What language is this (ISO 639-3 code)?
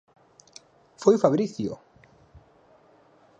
glg